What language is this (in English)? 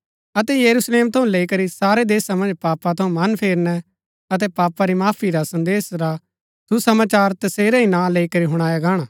Gaddi